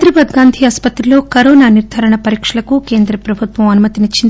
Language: Telugu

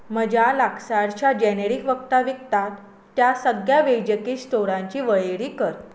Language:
Konkani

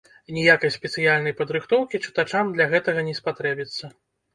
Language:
Belarusian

